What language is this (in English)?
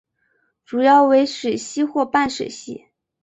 Chinese